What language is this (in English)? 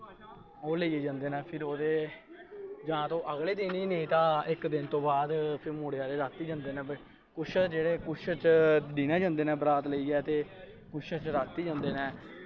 Dogri